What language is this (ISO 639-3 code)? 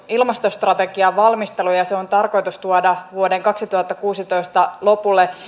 fin